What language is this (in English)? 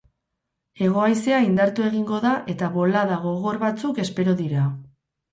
Basque